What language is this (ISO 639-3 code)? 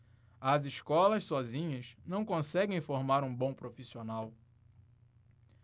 por